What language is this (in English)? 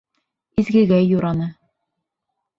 Bashkir